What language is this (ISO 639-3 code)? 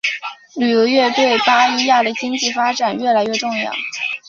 zho